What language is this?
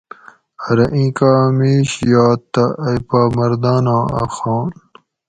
Gawri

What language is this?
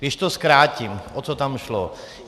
Czech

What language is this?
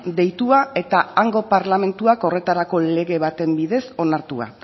Basque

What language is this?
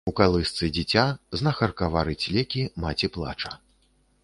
Belarusian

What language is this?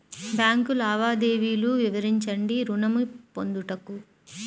Telugu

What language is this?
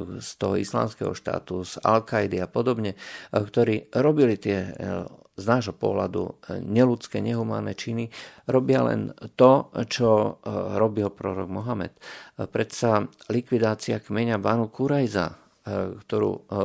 Slovak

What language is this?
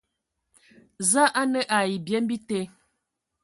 Ewondo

